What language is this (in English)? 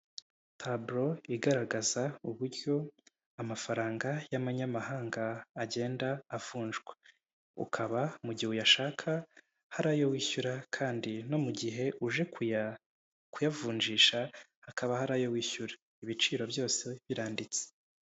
Kinyarwanda